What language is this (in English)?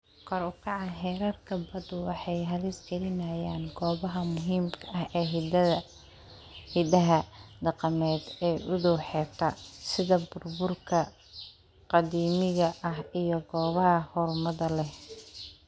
Somali